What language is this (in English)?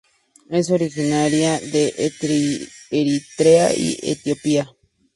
Spanish